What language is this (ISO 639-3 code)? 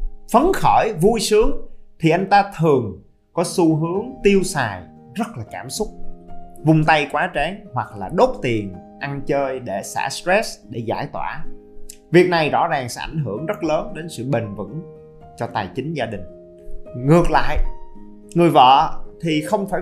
vie